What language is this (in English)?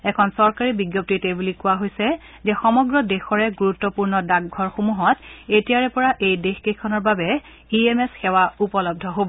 Assamese